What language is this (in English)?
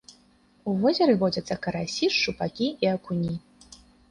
Belarusian